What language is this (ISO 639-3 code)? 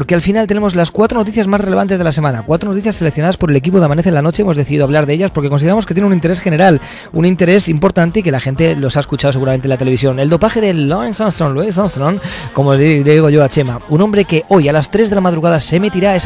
spa